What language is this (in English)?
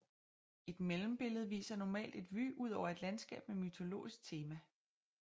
Danish